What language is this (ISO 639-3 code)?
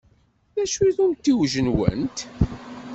kab